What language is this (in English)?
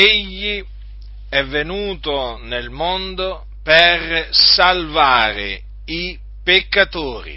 Italian